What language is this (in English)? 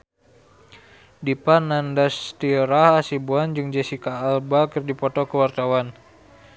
Sundanese